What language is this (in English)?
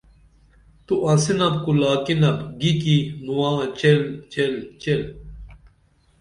Dameli